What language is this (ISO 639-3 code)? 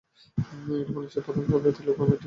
ben